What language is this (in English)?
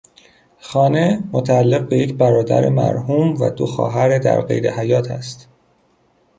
Persian